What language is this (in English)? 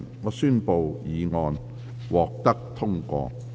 Cantonese